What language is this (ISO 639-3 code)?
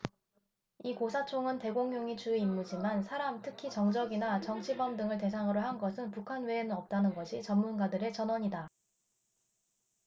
kor